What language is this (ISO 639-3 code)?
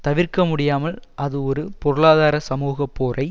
tam